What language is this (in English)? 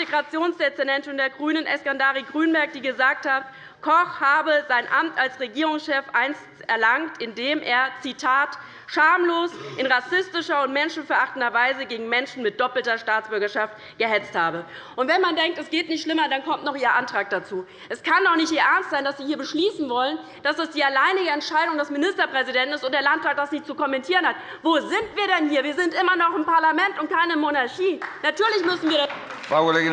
German